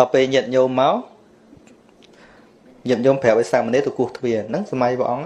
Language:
Vietnamese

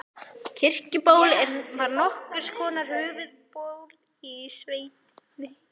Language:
Icelandic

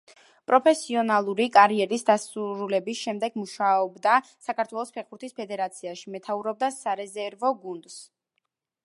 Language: Georgian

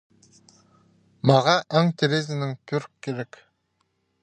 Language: Khakas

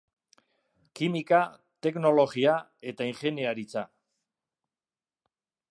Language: Basque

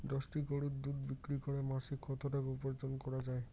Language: Bangla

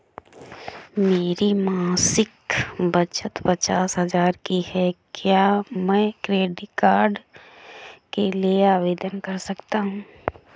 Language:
Hindi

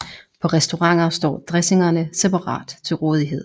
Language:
Danish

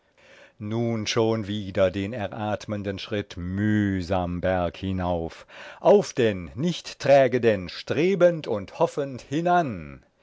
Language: German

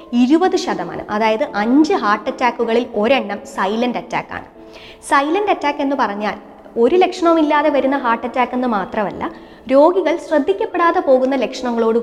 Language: Malayalam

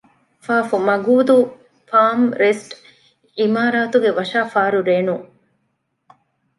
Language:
Divehi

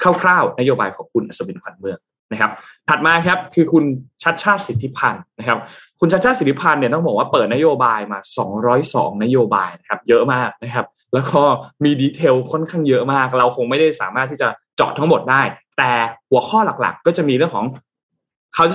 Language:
Thai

